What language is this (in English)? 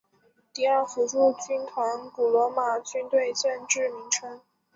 Chinese